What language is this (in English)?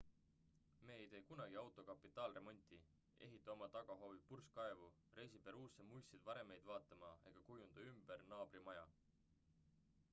Estonian